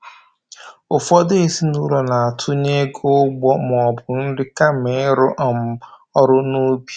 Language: Igbo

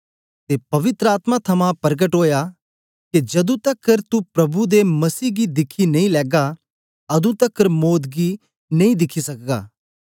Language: Dogri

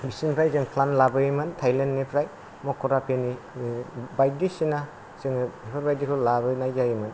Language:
Bodo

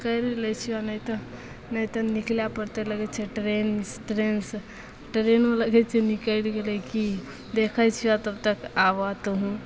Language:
Maithili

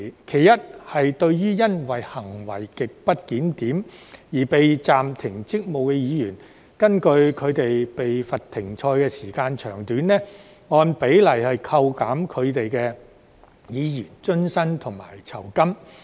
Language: Cantonese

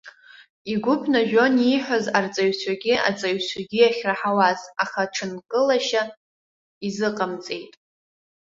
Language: Abkhazian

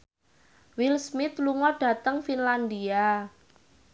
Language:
Javanese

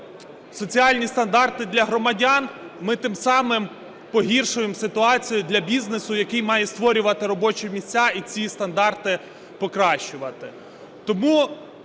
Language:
Ukrainian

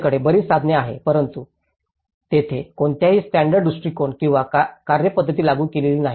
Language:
Marathi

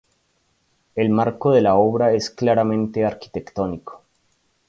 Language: Spanish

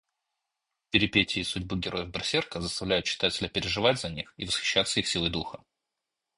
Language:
Russian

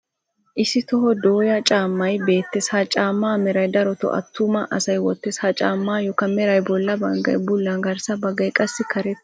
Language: Wolaytta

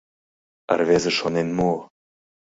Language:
Mari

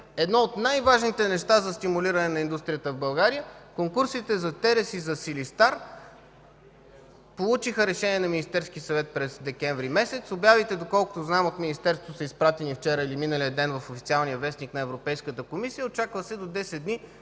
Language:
Bulgarian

